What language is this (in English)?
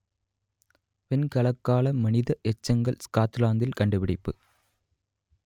Tamil